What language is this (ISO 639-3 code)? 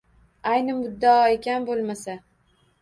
uzb